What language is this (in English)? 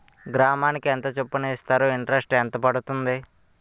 Telugu